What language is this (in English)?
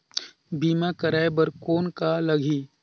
Chhattisgarhi